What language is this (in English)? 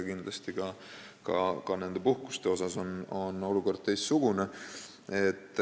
Estonian